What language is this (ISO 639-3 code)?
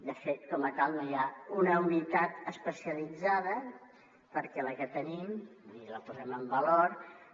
cat